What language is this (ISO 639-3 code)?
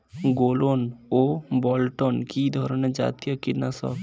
ben